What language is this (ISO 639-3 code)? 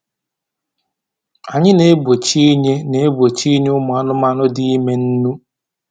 ibo